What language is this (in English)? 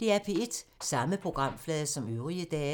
Danish